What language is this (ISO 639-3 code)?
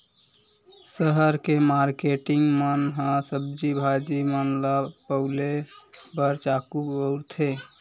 hne